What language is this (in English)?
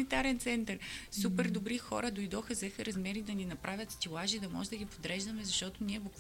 Bulgarian